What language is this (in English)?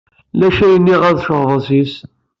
Kabyle